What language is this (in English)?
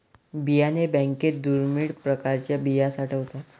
Marathi